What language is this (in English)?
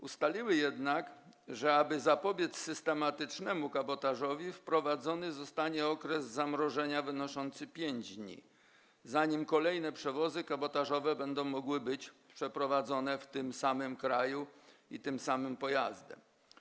Polish